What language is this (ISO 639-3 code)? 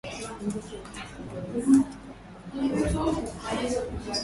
swa